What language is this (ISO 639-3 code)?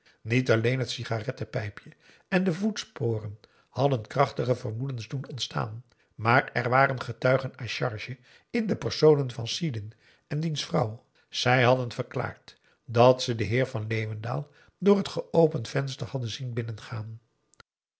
nld